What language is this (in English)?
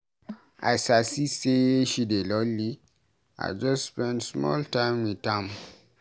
Nigerian Pidgin